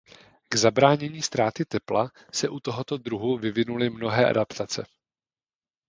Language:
Czech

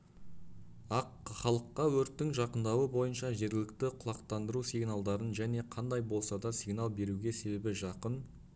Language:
Kazakh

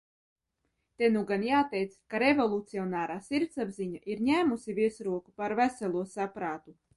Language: Latvian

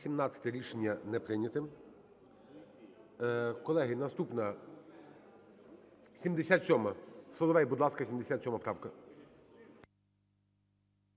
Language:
Ukrainian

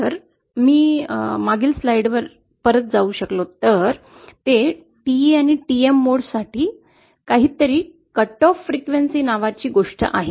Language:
Marathi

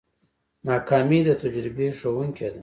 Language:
Pashto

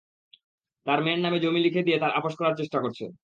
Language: Bangla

